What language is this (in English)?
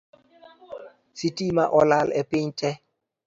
Luo (Kenya and Tanzania)